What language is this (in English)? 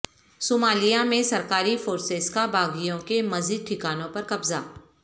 Urdu